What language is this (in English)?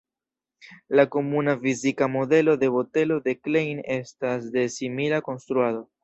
Esperanto